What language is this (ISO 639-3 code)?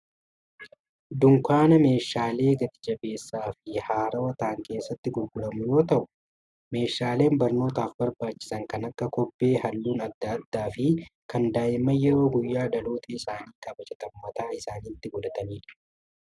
orm